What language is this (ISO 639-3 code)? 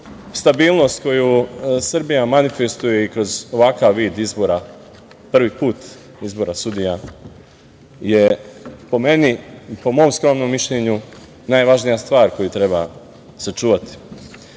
srp